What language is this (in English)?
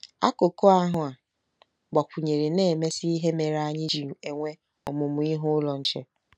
Igbo